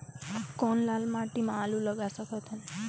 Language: Chhattisgarhi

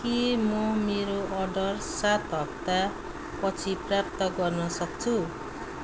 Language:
Nepali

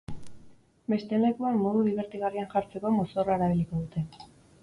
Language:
Basque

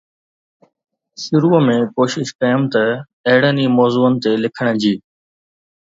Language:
Sindhi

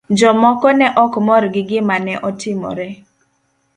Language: Luo (Kenya and Tanzania)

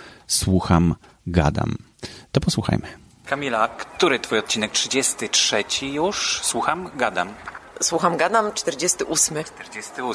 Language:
Polish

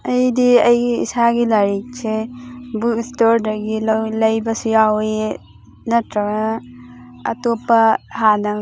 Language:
Manipuri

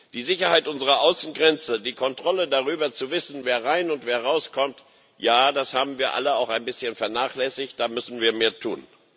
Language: German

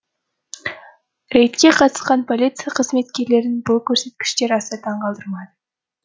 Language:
Kazakh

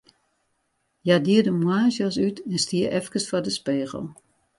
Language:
Western Frisian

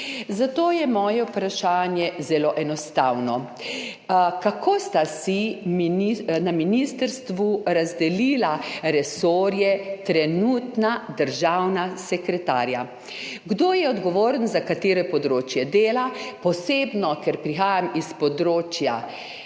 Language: Slovenian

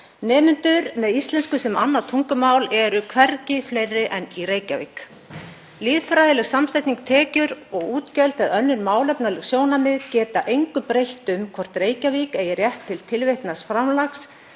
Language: Icelandic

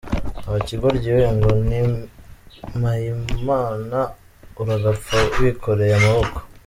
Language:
Kinyarwanda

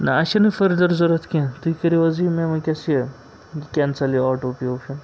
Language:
Kashmiri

